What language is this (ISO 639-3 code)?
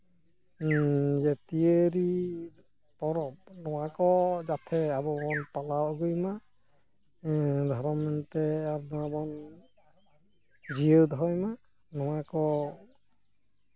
sat